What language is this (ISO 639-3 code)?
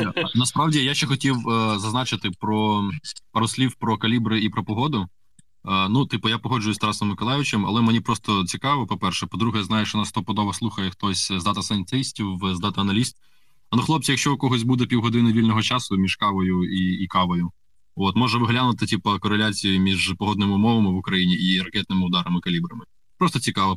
ukr